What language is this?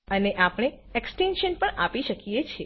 Gujarati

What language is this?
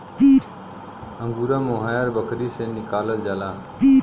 Bhojpuri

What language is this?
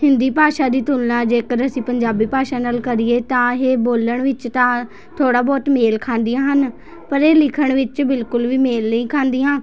Punjabi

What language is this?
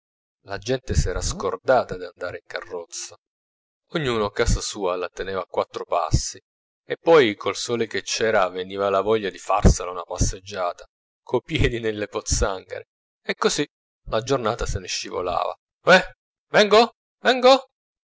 Italian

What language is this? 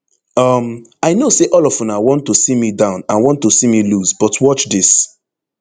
Nigerian Pidgin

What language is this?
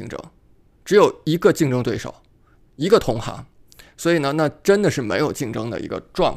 Chinese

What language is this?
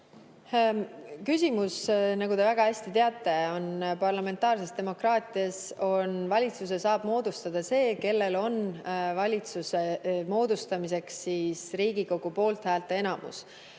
Estonian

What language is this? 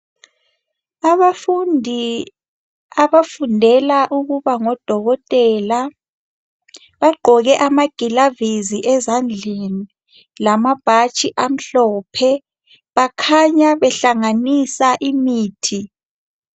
North Ndebele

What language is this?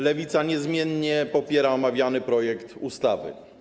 Polish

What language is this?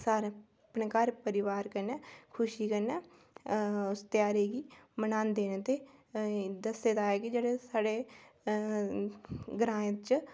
Dogri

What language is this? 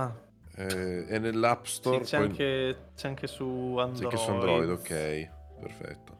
Italian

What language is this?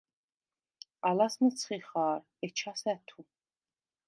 Svan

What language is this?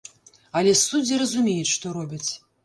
Belarusian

